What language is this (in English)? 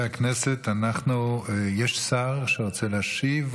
Hebrew